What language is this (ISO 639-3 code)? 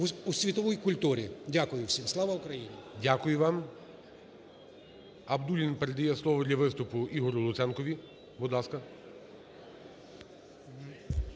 ukr